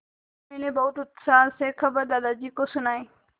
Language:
Hindi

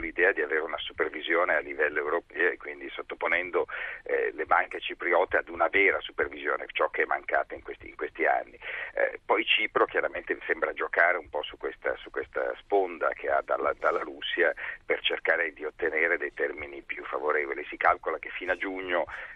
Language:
Italian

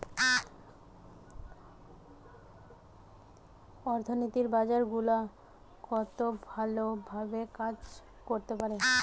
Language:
Bangla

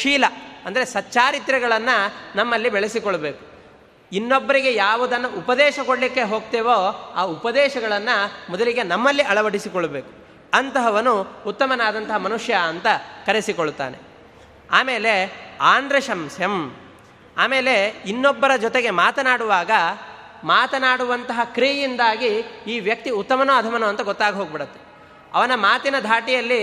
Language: Kannada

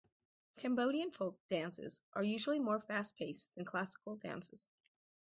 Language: English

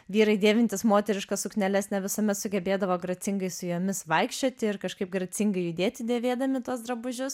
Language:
Lithuanian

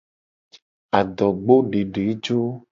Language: Gen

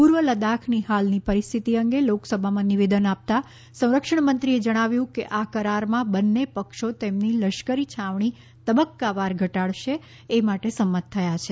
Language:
Gujarati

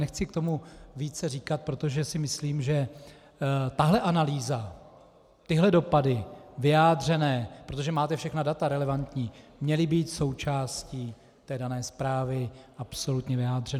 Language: Czech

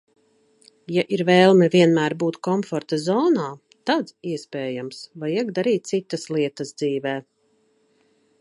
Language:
Latvian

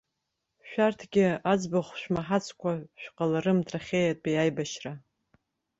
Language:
Abkhazian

